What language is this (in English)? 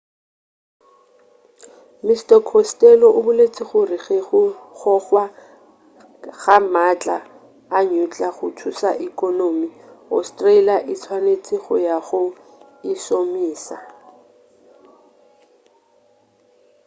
Northern Sotho